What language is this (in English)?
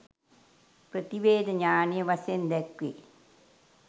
Sinhala